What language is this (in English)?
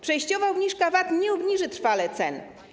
Polish